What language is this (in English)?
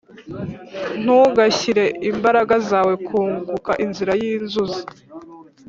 Kinyarwanda